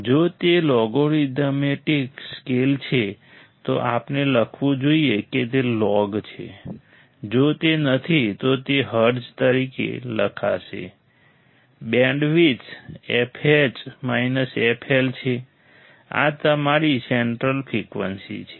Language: Gujarati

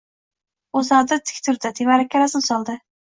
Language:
Uzbek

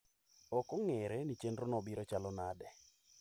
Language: Luo (Kenya and Tanzania)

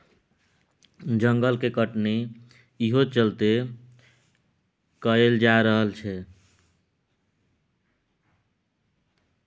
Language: Maithili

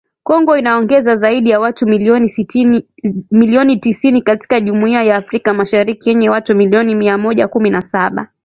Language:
Swahili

